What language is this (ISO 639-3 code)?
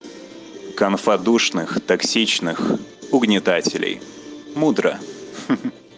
rus